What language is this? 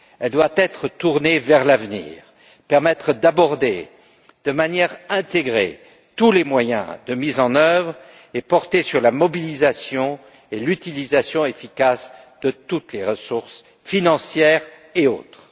French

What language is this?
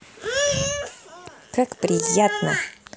Russian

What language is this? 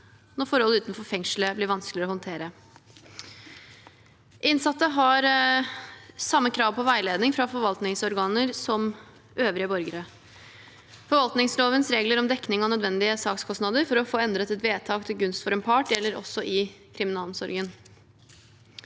Norwegian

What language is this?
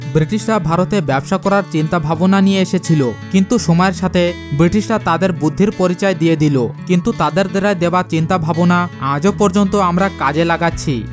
Bangla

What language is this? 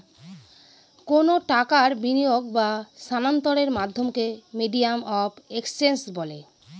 Bangla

